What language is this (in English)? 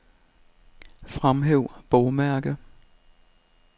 Danish